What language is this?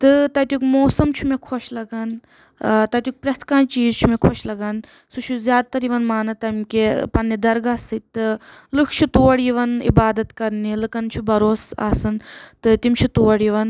Kashmiri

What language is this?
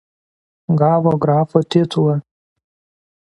Lithuanian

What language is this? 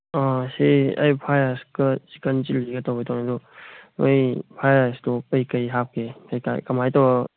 Manipuri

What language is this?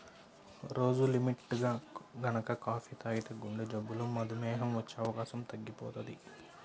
Telugu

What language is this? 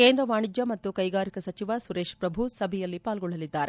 Kannada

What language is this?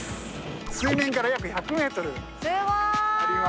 Japanese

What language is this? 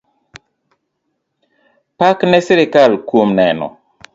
Luo (Kenya and Tanzania)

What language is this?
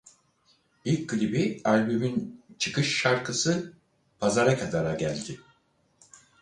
Turkish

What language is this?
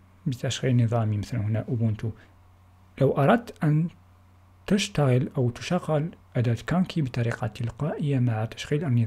Arabic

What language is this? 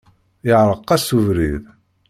Kabyle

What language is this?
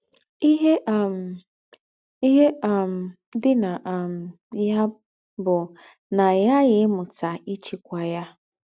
Igbo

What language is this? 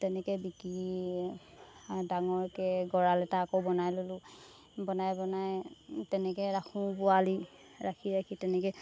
Assamese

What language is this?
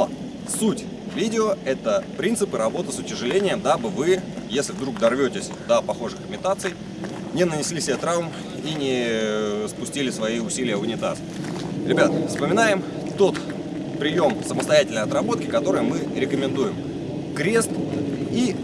Russian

